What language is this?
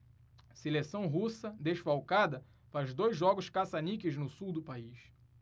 Portuguese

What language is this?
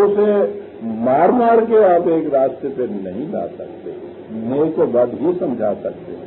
Arabic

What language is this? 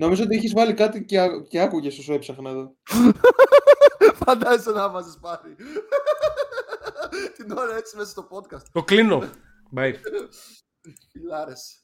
Greek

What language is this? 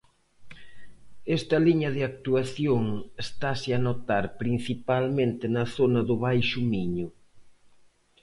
Galician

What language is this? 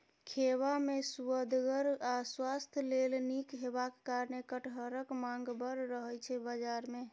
Maithili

